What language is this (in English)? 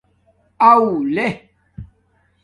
Domaaki